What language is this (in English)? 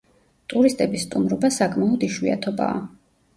Georgian